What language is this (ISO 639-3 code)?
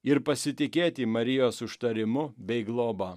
lit